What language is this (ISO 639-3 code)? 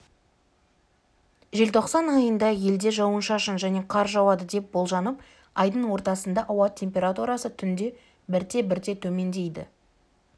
kaz